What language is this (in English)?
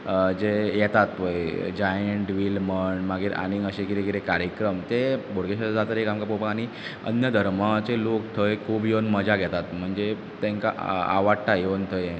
Konkani